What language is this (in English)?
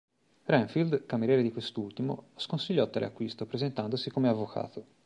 Italian